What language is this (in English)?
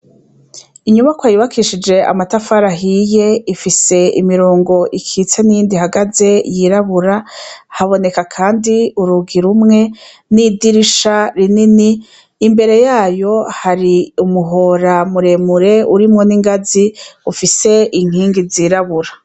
Rundi